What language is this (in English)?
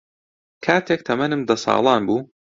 Central Kurdish